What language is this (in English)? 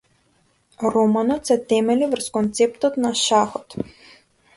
Macedonian